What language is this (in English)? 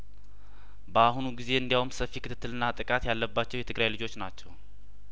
Amharic